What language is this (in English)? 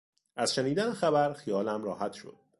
Persian